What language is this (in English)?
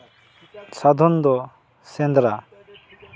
Santali